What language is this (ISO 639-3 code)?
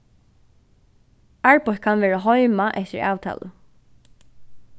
fao